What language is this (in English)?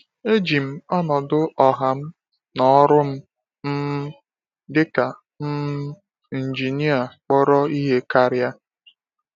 Igbo